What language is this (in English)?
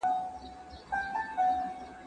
Pashto